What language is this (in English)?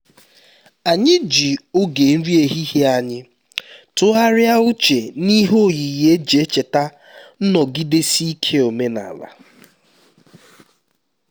Igbo